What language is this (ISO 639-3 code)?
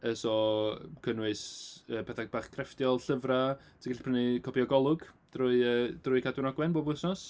cym